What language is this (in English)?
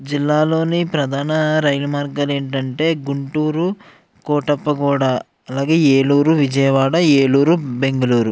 Telugu